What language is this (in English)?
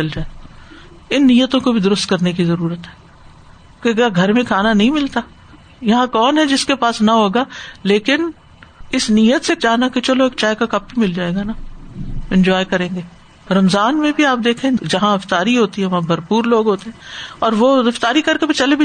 Urdu